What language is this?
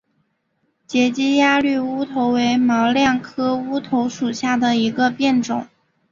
Chinese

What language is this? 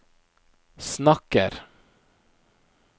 Norwegian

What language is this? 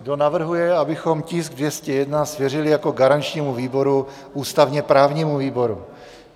Czech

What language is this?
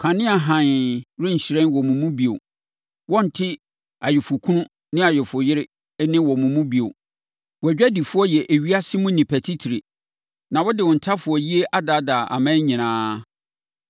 Akan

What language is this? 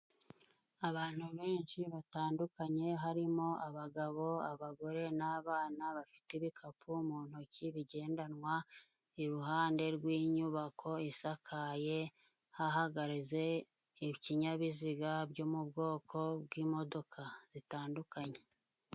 Kinyarwanda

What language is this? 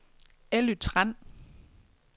Danish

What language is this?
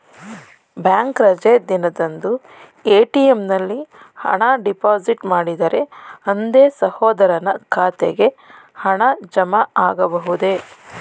Kannada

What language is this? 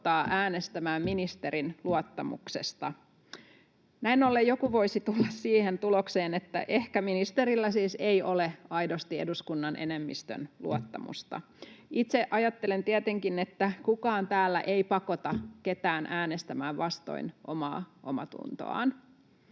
Finnish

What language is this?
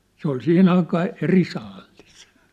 Finnish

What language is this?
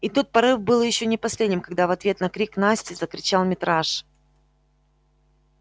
Russian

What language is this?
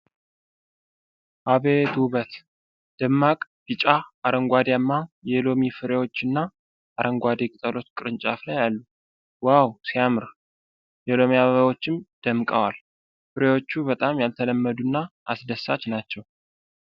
Amharic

